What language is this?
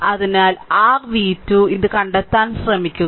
Malayalam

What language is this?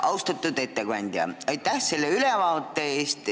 Estonian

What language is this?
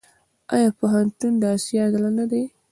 Pashto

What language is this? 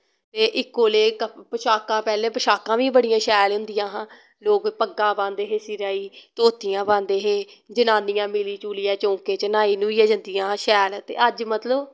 Dogri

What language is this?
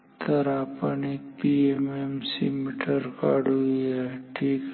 Marathi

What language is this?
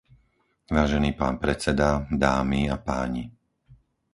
Slovak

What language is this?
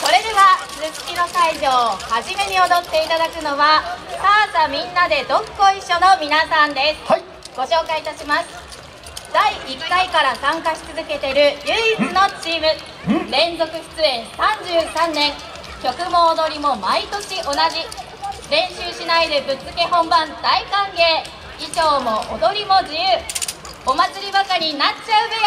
Japanese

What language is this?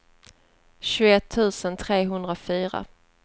Swedish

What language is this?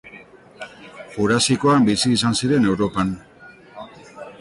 Basque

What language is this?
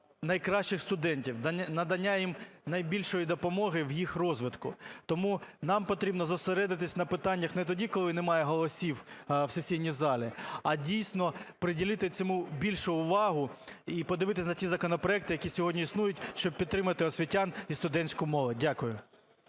Ukrainian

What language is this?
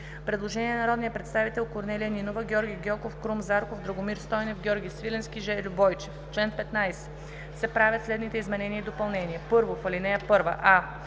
Bulgarian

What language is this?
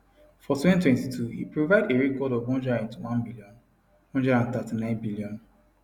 Nigerian Pidgin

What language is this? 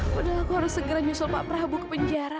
Indonesian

